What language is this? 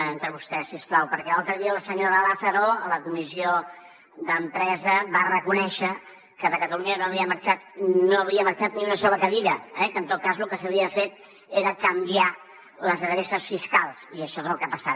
Catalan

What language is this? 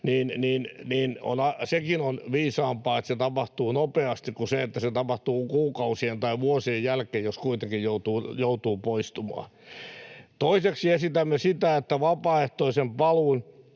Finnish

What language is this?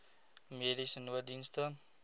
Afrikaans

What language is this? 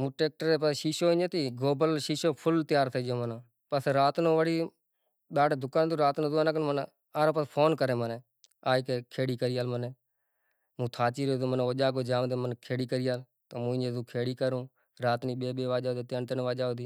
Kachi Koli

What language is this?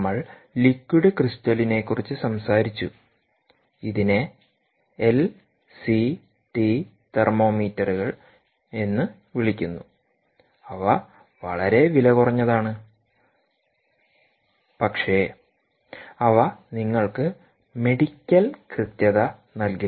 Malayalam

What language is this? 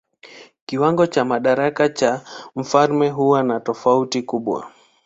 Swahili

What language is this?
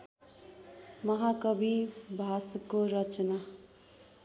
Nepali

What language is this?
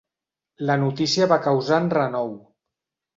Catalan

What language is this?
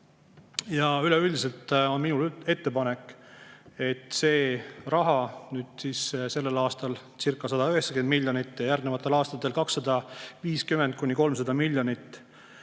Estonian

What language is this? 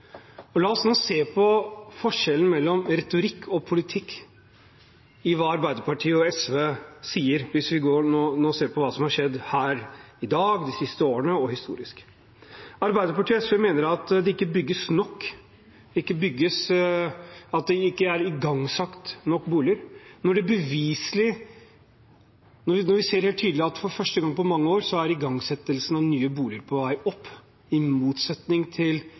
Norwegian Bokmål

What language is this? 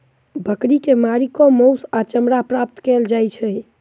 Maithili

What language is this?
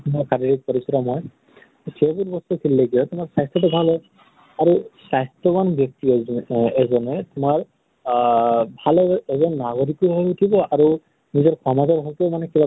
Assamese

